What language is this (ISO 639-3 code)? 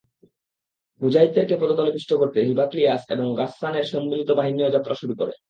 ben